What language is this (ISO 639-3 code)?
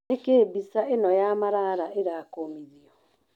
kik